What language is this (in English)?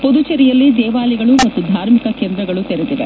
Kannada